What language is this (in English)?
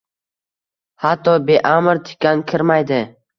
Uzbek